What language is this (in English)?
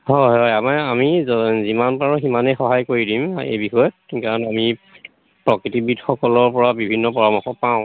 Assamese